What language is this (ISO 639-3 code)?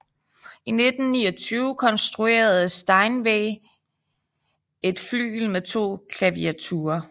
dan